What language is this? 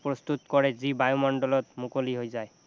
Assamese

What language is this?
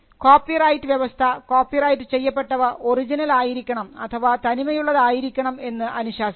Malayalam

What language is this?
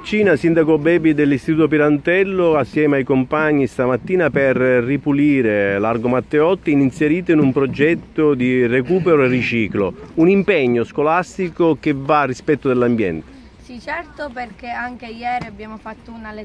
Italian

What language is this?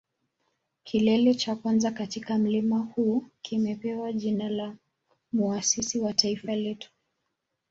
Swahili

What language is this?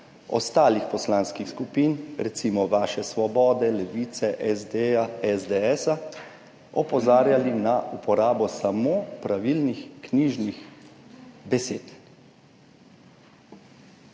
Slovenian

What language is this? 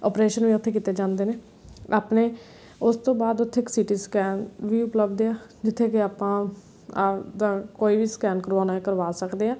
Punjabi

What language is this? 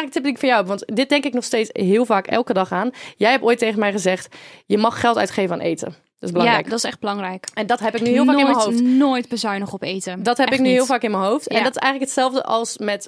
Dutch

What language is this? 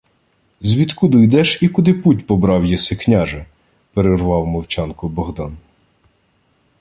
Ukrainian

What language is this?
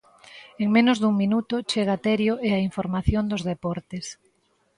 Galician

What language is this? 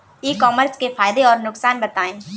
Hindi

